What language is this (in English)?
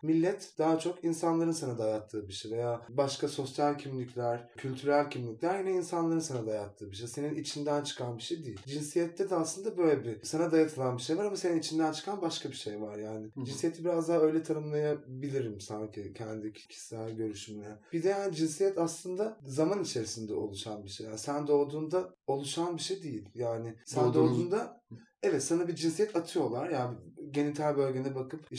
Turkish